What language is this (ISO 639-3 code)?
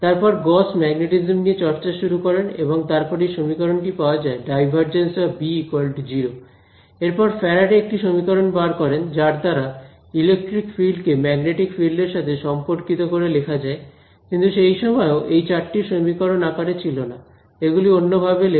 ben